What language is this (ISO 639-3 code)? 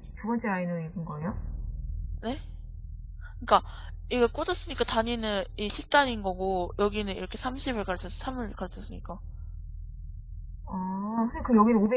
kor